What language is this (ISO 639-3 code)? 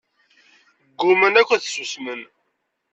kab